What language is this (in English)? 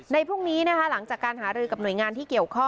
Thai